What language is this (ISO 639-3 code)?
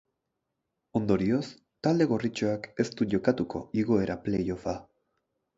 eus